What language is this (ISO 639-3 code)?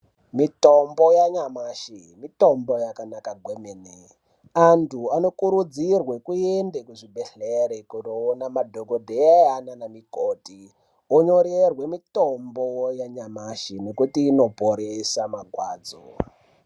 ndc